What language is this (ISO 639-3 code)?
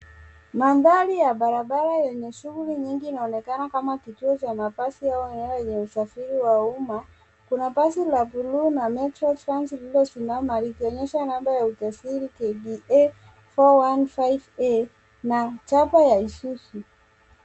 swa